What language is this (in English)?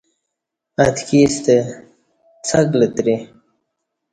Kati